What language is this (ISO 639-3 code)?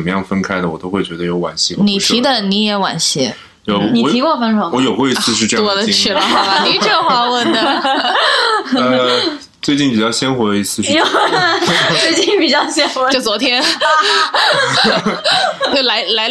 zho